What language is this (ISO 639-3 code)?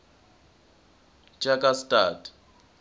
ssw